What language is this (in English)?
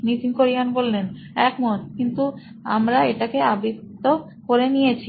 Bangla